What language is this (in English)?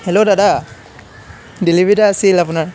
Assamese